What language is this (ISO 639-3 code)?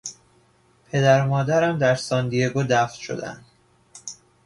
fas